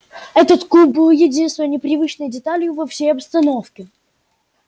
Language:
Russian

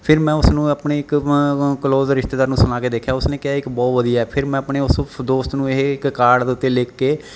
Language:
Punjabi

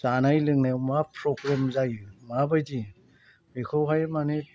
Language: Bodo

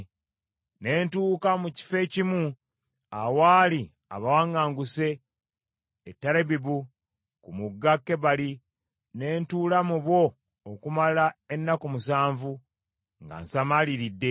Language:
Ganda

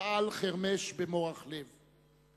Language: Hebrew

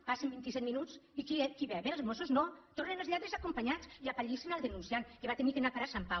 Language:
Catalan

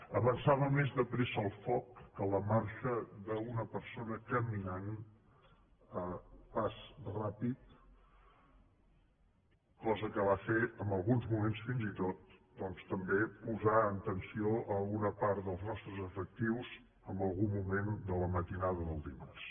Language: Catalan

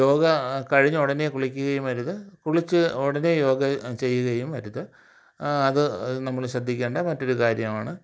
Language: Malayalam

